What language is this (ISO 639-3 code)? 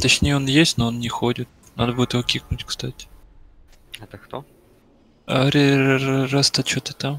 rus